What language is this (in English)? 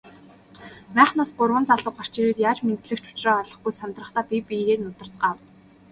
Mongolian